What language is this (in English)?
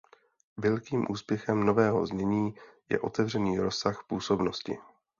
Czech